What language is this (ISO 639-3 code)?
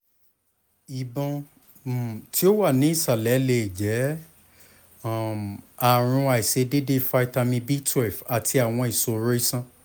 yor